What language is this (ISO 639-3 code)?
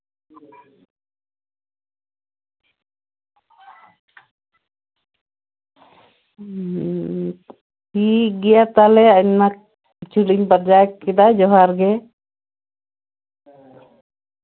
sat